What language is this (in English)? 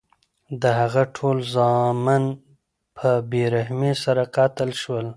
Pashto